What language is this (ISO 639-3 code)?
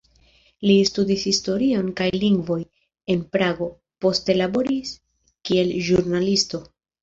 epo